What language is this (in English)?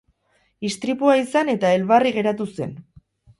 Basque